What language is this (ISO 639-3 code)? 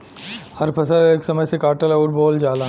bho